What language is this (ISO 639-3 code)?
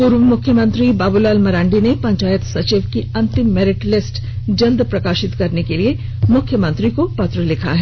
hin